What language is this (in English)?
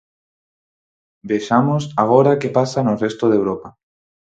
Galician